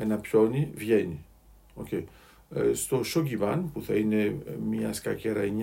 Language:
Greek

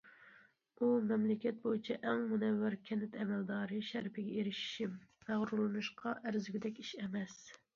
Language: Uyghur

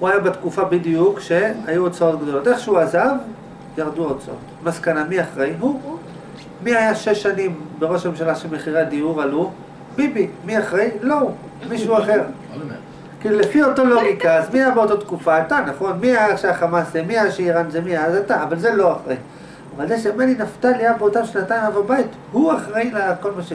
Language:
Hebrew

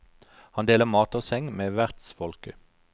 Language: Norwegian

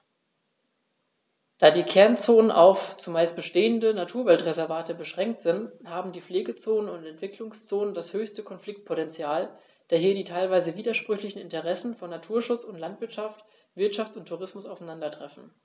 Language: German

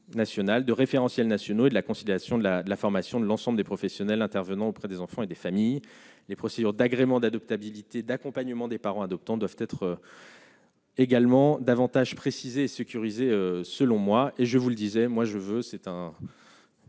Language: French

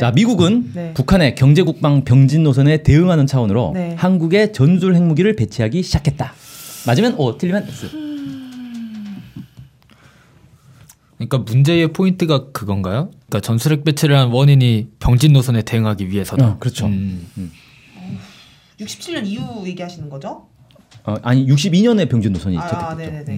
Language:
Korean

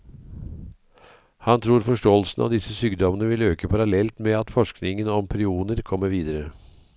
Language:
Norwegian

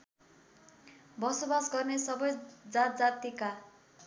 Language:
Nepali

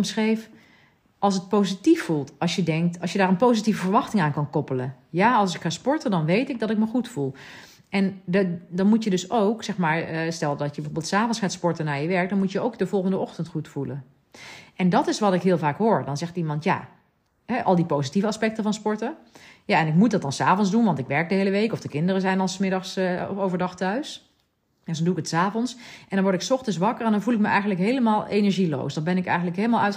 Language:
Dutch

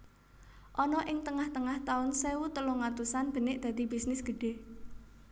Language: Javanese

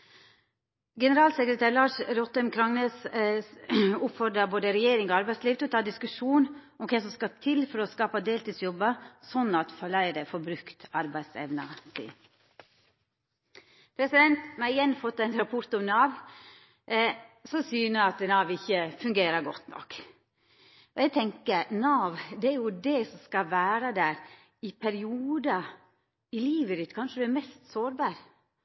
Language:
Norwegian Nynorsk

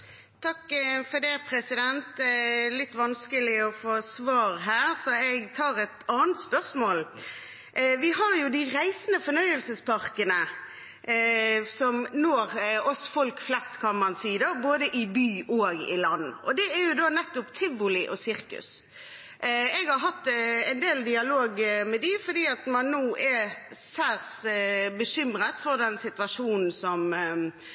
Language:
Norwegian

